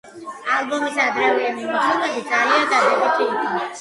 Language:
Georgian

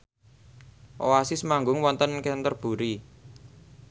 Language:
Javanese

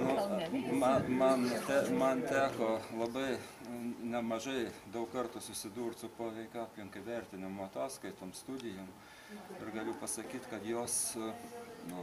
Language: Lithuanian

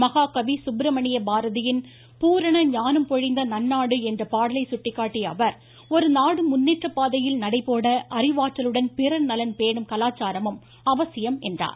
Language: Tamil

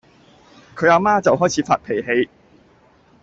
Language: Cantonese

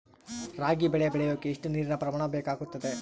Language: Kannada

